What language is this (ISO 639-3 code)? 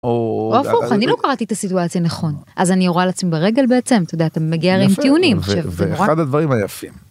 heb